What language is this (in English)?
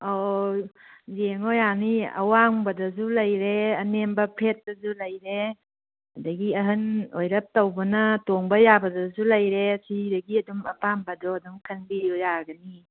Manipuri